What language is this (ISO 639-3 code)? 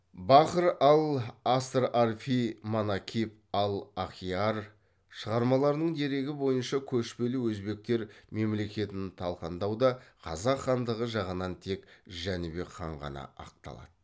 kaz